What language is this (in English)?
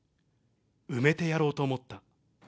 Japanese